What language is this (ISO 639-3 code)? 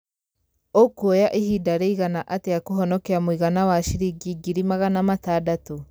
kik